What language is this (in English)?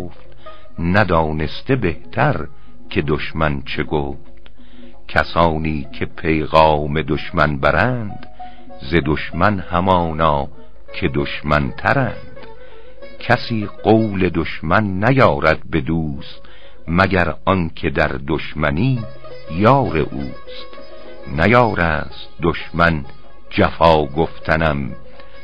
Persian